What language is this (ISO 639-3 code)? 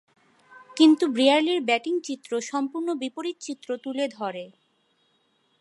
ben